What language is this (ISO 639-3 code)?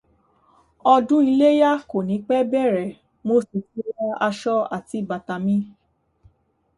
yor